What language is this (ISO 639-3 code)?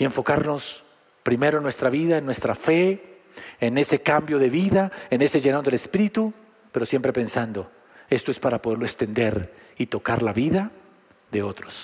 spa